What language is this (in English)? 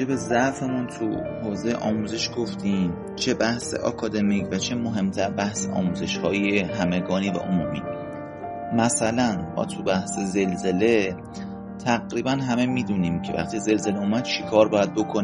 Persian